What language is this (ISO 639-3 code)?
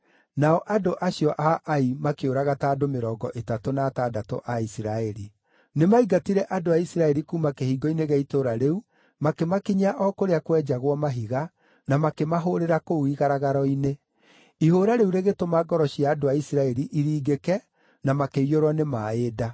kik